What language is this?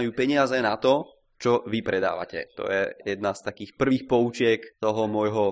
Czech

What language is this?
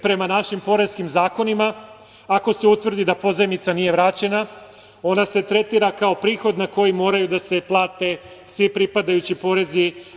Serbian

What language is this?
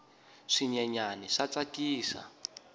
Tsonga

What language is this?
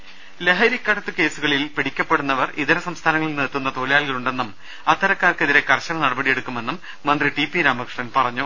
Malayalam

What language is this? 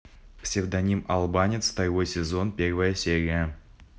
Russian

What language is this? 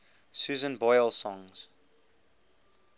English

